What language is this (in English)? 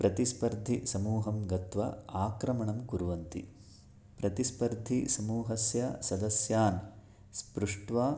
Sanskrit